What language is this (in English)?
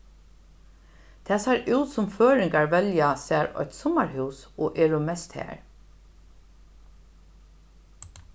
Faroese